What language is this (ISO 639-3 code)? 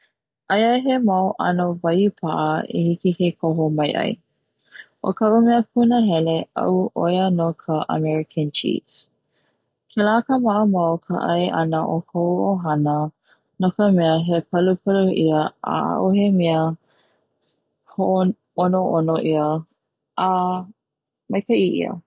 haw